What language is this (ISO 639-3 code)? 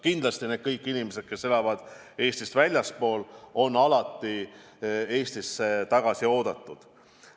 est